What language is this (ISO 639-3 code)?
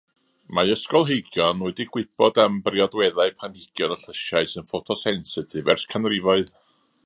cym